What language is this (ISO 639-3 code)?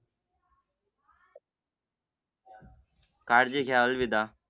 mar